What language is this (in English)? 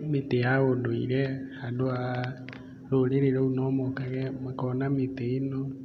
Kikuyu